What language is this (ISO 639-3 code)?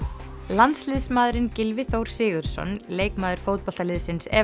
isl